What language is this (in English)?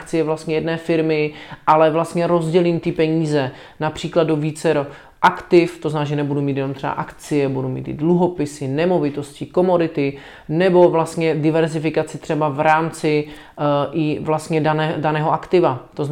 Czech